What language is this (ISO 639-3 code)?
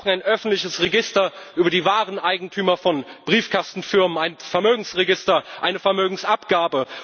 deu